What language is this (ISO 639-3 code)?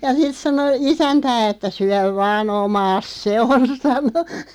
fin